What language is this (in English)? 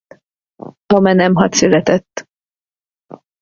Hungarian